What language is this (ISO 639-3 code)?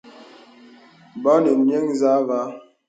beb